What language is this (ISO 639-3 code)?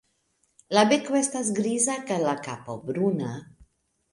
epo